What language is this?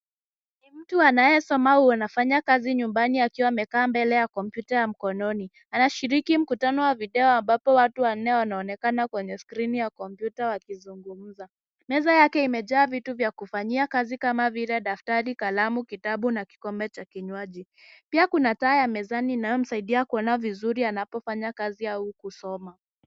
Swahili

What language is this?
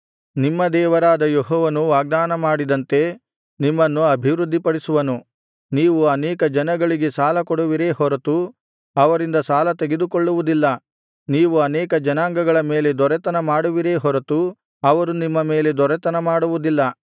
Kannada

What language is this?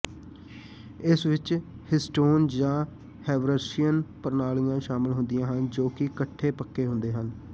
Punjabi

